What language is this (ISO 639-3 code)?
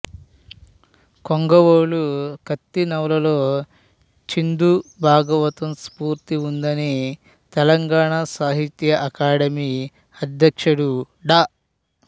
tel